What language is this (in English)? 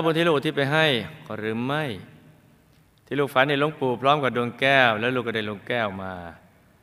Thai